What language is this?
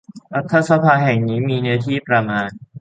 Thai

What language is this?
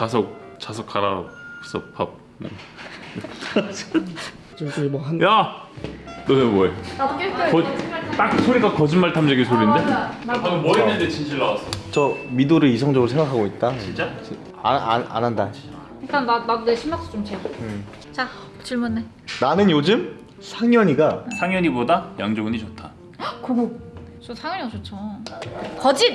Korean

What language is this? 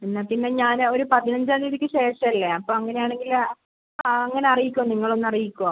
Malayalam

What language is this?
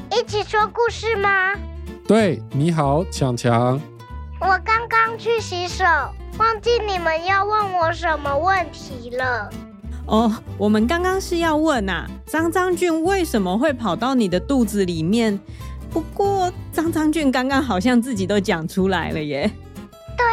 Chinese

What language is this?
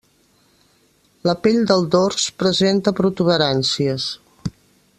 Catalan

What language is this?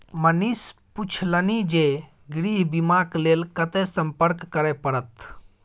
Maithili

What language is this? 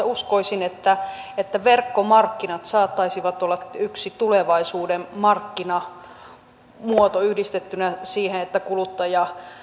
Finnish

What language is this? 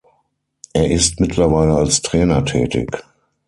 German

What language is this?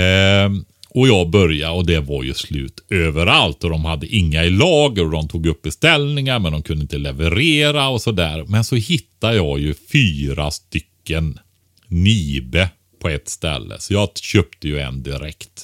Swedish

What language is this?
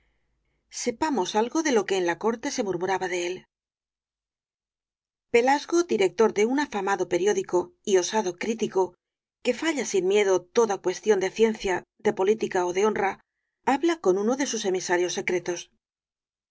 Spanish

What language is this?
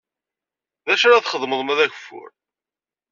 Kabyle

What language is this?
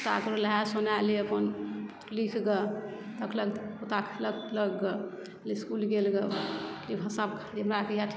Maithili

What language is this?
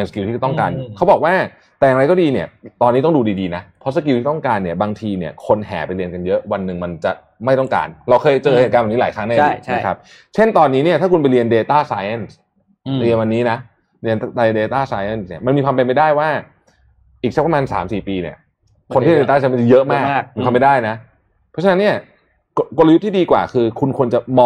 Thai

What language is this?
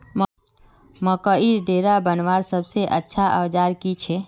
Magahi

